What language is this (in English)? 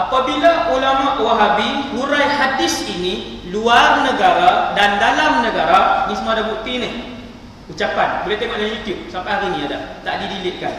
Malay